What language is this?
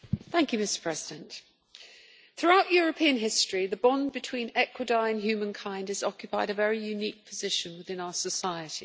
English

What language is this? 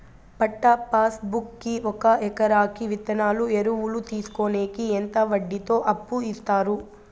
Telugu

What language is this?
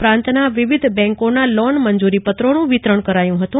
Gujarati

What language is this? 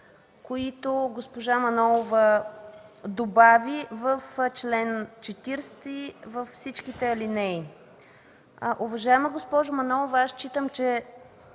Bulgarian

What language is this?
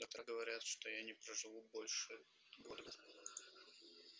Russian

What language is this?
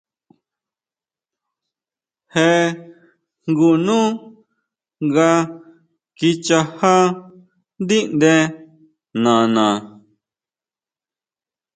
Huautla Mazatec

